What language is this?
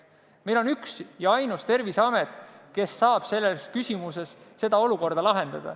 Estonian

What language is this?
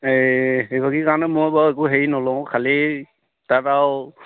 Assamese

